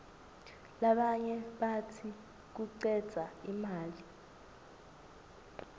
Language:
Swati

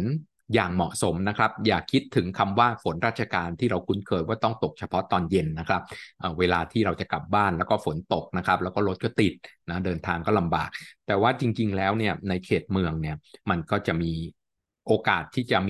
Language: Thai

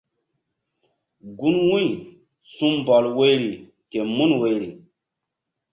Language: Mbum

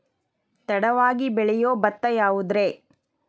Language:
Kannada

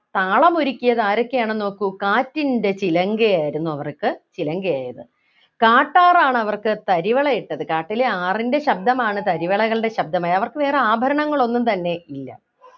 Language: Malayalam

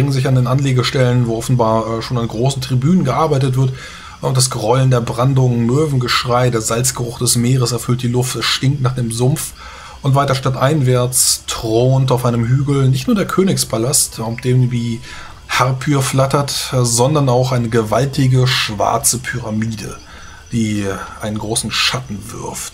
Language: German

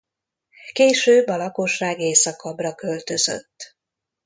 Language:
Hungarian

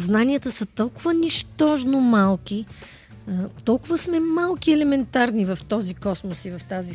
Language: Bulgarian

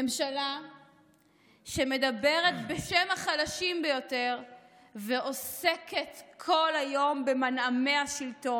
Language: Hebrew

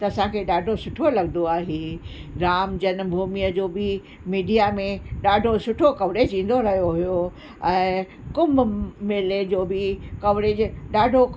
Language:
Sindhi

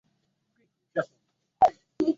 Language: Swahili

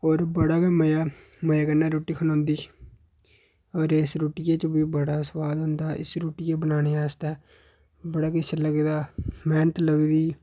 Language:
Dogri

